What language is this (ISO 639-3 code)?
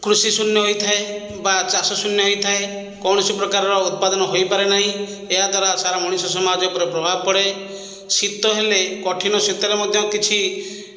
ori